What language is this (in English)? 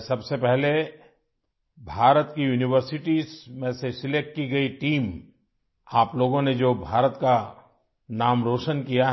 Urdu